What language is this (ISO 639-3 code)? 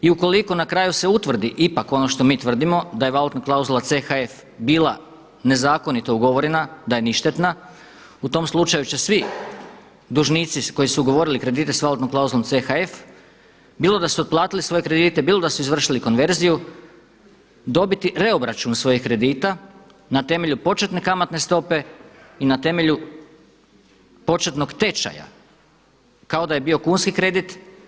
hrv